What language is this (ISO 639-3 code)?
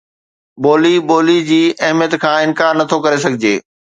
snd